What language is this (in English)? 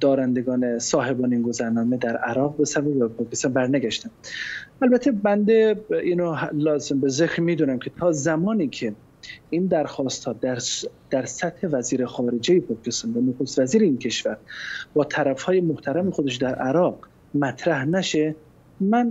Persian